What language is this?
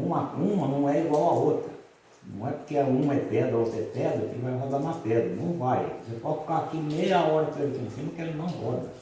Portuguese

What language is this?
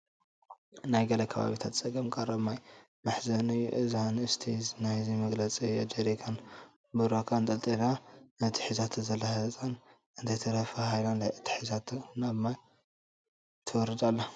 Tigrinya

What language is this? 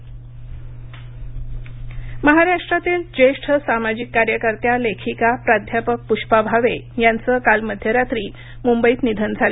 Marathi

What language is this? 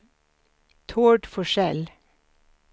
Swedish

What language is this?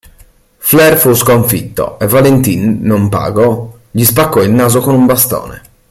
Italian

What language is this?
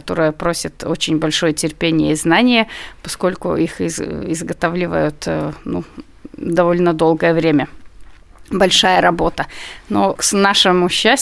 Russian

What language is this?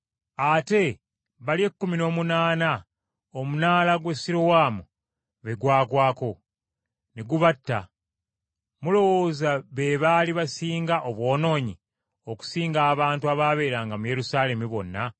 Ganda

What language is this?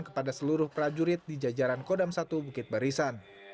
Indonesian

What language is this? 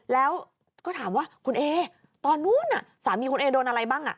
Thai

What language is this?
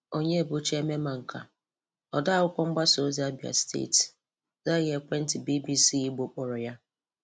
Igbo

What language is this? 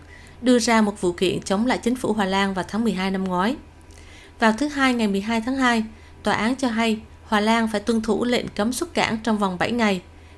Vietnamese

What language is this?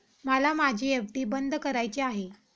Marathi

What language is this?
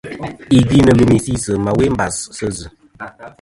Kom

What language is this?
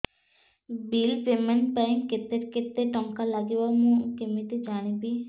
Odia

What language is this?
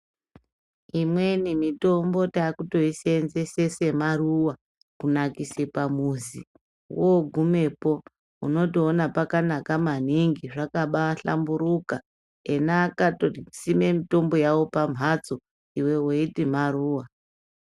Ndau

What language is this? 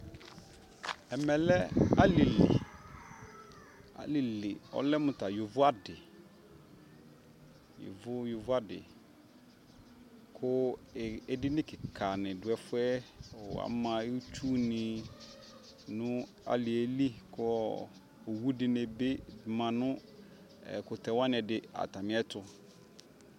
Ikposo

